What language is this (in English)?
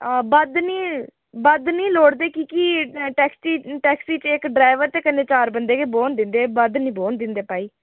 Dogri